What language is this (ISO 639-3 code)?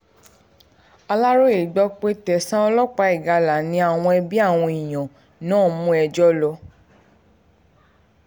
yor